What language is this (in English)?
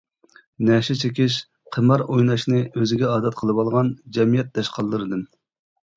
Uyghur